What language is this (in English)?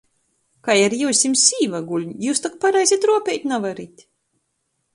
Latgalian